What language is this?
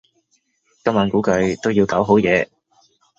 Cantonese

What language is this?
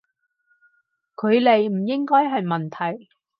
Cantonese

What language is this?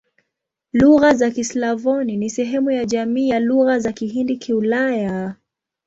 Swahili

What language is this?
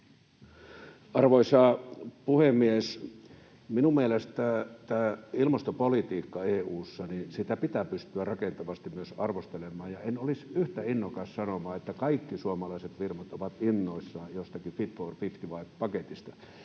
Finnish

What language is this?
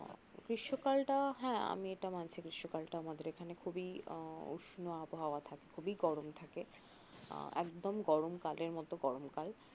Bangla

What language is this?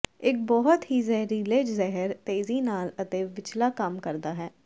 Punjabi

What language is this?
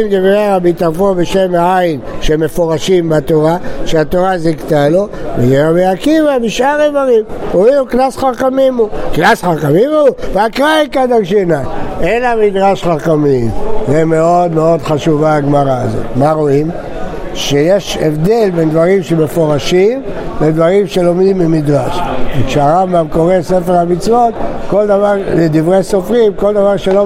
Hebrew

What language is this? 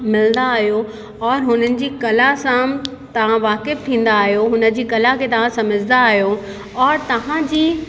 Sindhi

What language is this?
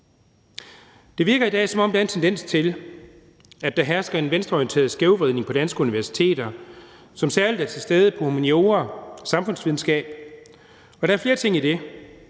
Danish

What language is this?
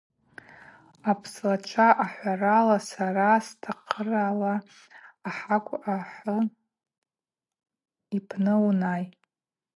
Abaza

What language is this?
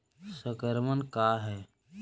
Magahi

